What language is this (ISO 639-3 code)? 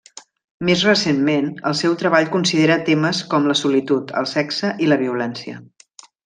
cat